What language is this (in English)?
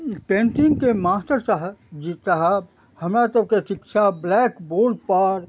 Maithili